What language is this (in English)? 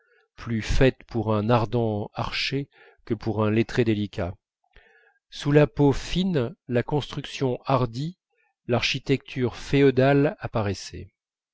French